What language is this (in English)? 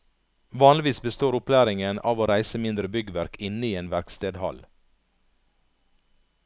Norwegian